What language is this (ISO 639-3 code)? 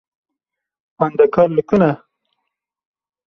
kur